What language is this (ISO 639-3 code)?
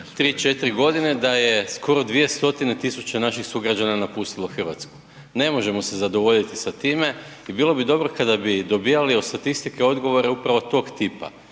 hrv